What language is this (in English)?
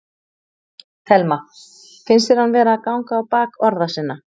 Icelandic